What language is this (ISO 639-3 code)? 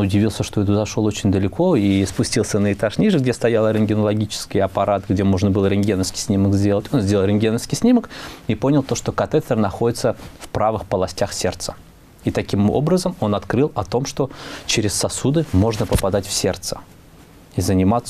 rus